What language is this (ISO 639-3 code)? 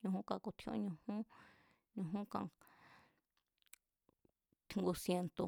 vmz